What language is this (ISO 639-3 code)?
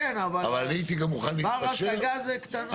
heb